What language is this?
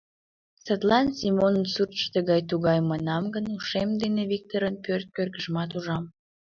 Mari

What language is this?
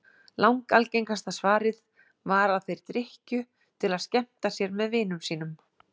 Icelandic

